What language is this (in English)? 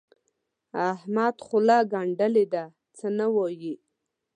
Pashto